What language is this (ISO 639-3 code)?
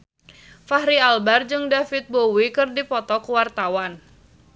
sun